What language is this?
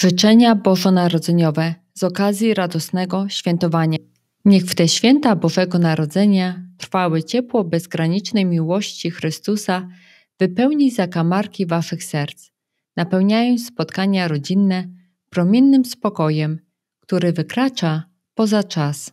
Polish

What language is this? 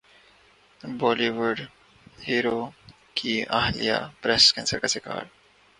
Urdu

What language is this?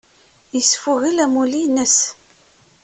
Kabyle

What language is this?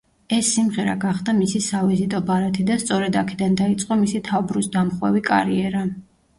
Georgian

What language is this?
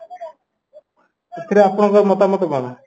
Odia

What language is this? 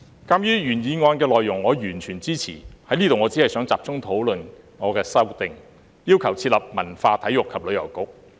Cantonese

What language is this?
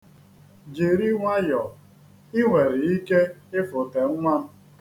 Igbo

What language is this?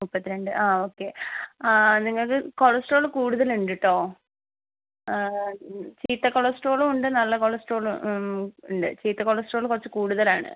Malayalam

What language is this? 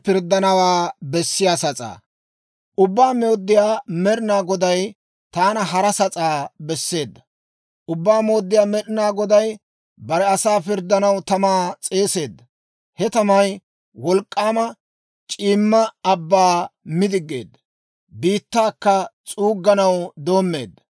Dawro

